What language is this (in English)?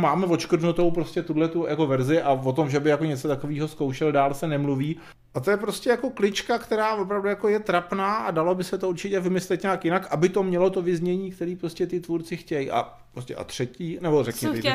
Czech